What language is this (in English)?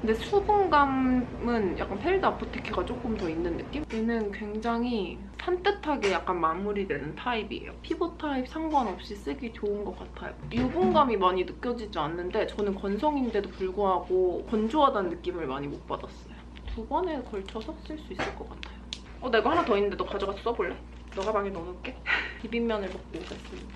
Korean